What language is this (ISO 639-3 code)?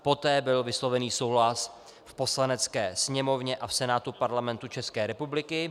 ces